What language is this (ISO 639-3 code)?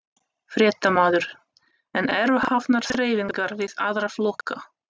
isl